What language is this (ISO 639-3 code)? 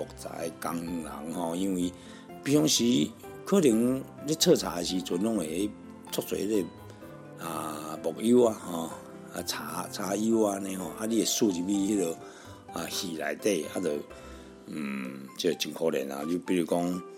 zho